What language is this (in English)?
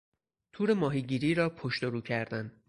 Persian